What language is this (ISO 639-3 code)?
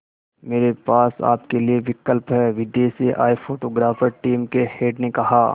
hin